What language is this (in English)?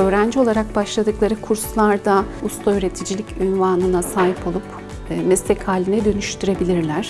Turkish